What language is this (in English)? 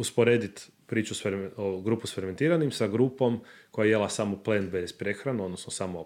Croatian